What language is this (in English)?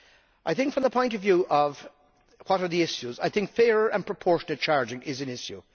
English